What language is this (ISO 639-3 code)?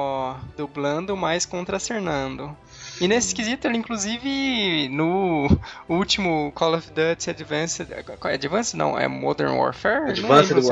por